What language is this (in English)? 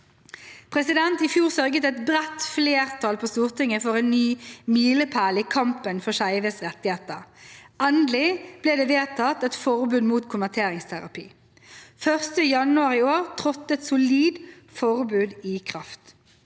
Norwegian